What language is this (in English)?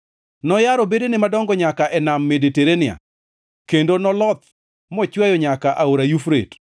Luo (Kenya and Tanzania)